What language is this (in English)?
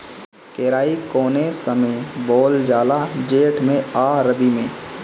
Bhojpuri